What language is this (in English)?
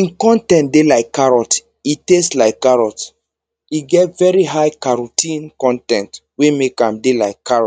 Nigerian Pidgin